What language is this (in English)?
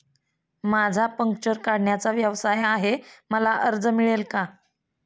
Marathi